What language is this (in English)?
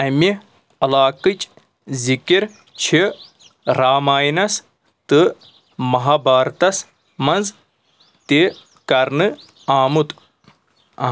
Kashmiri